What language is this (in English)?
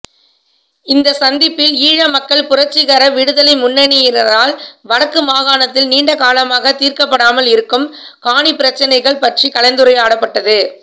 Tamil